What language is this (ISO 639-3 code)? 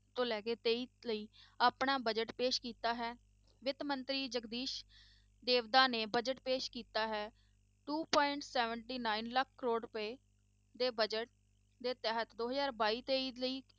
pan